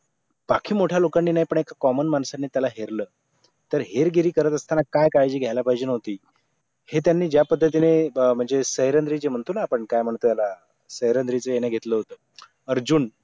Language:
Marathi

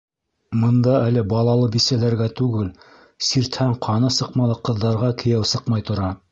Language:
Bashkir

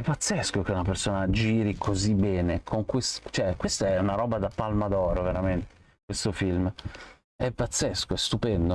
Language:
Italian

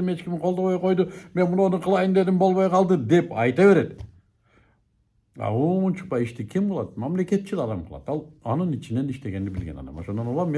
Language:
Turkish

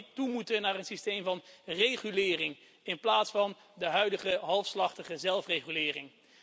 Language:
Dutch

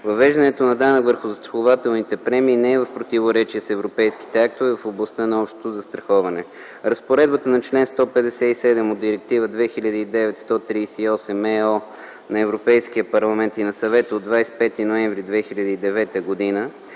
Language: Bulgarian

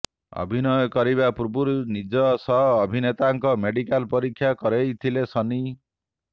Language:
Odia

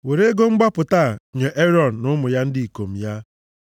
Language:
Igbo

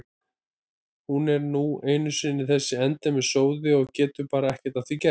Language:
Icelandic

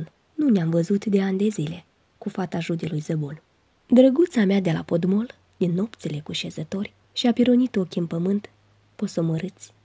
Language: Romanian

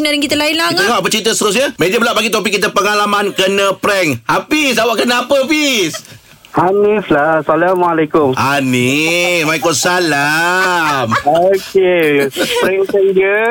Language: Malay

